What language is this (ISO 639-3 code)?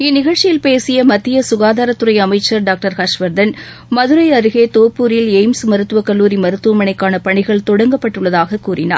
tam